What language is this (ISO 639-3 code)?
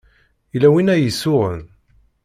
kab